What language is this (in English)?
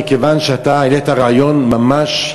Hebrew